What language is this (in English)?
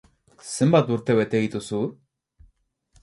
Basque